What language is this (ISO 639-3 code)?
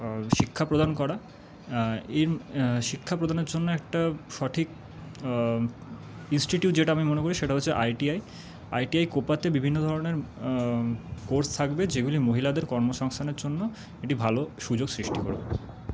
ben